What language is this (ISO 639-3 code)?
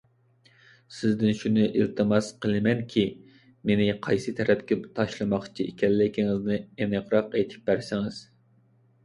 uig